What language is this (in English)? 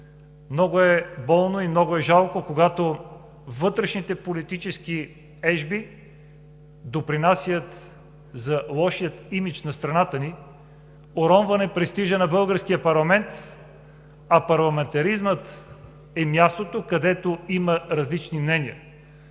Bulgarian